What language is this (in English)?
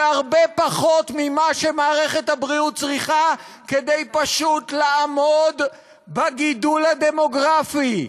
Hebrew